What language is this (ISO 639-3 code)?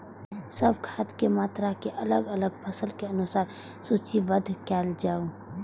mai